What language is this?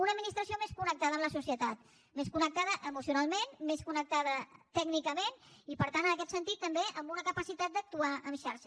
Catalan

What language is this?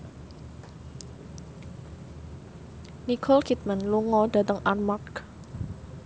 Javanese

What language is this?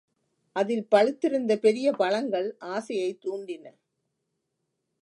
Tamil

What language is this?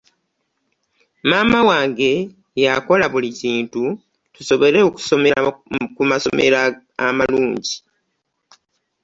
Ganda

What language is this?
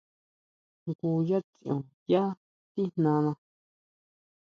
Huautla Mazatec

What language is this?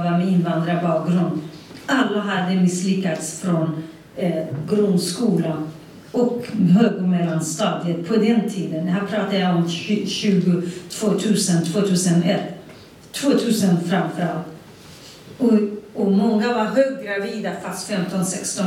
Swedish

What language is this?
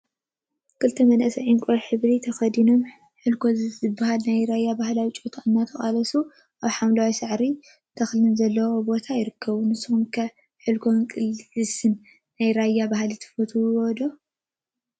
Tigrinya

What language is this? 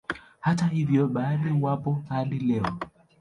Swahili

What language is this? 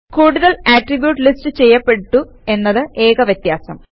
Malayalam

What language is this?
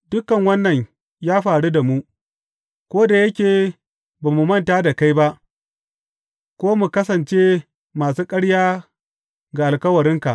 Hausa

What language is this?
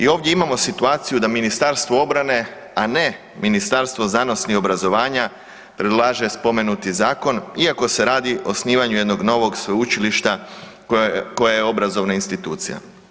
Croatian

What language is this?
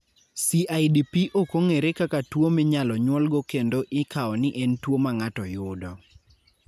Luo (Kenya and Tanzania)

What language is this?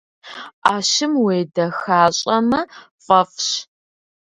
Kabardian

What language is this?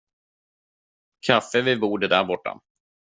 Swedish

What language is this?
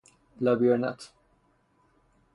Persian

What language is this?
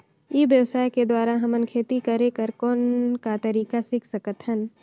Chhattisgarhi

